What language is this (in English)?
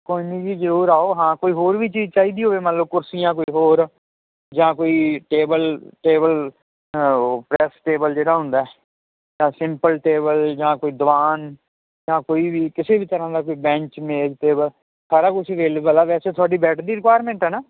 Punjabi